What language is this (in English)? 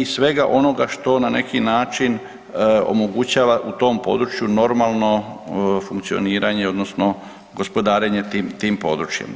Croatian